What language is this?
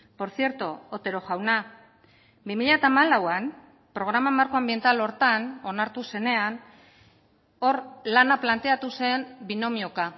Basque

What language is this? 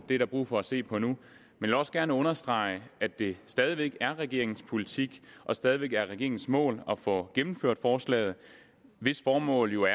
Danish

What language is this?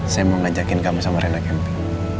Indonesian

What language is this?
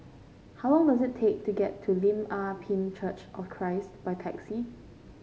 English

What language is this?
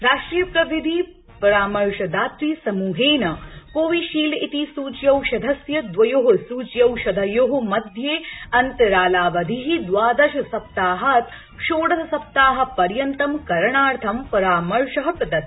Sanskrit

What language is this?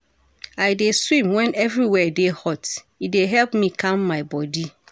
Nigerian Pidgin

